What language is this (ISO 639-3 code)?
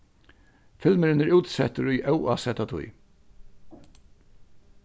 fao